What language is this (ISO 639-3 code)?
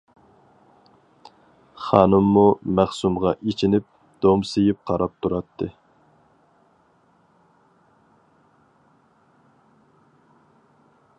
uig